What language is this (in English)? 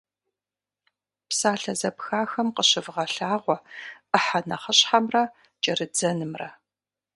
Kabardian